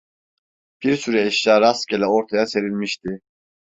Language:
Turkish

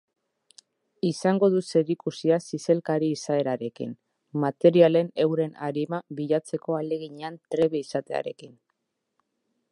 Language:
Basque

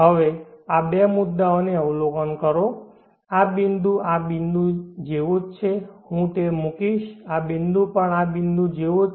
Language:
Gujarati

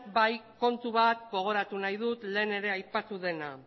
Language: Basque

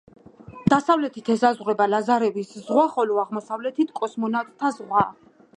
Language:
Georgian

